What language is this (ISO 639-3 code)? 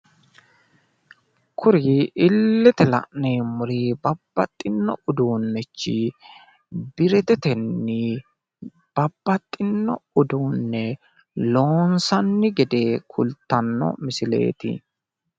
sid